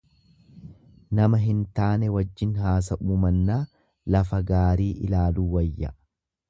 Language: Oromo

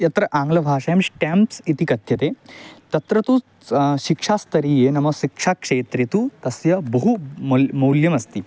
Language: Sanskrit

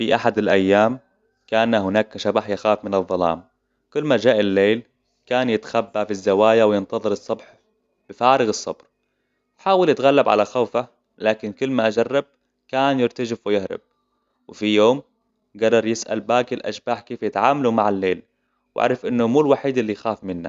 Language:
Hijazi Arabic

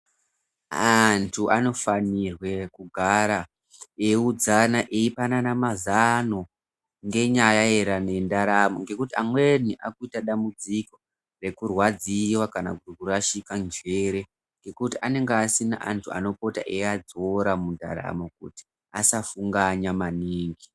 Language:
Ndau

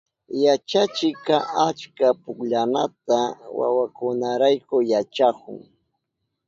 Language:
Southern Pastaza Quechua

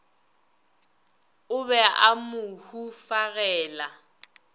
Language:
Northern Sotho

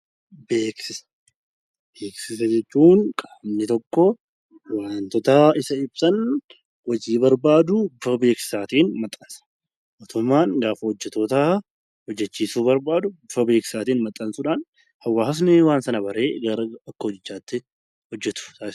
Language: Oromo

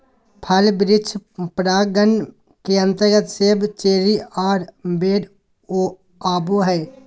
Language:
Magahi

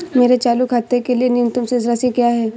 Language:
Hindi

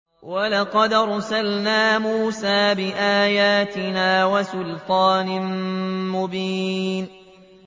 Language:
Arabic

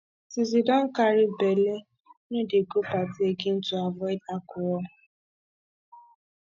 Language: Nigerian Pidgin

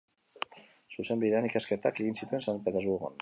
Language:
Basque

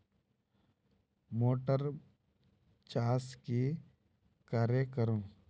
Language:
Magahi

